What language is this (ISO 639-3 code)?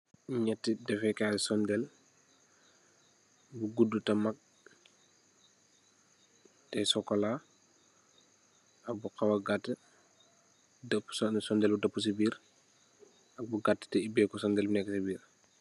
wol